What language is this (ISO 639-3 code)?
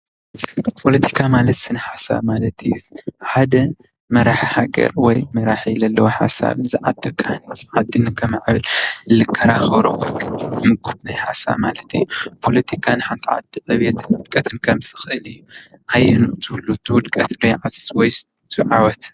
tir